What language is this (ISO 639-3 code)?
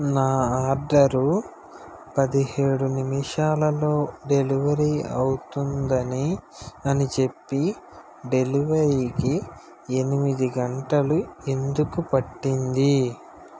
tel